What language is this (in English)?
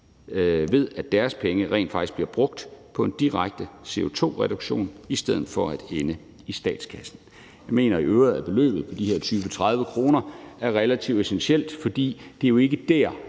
Danish